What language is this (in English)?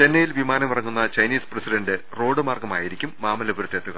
Malayalam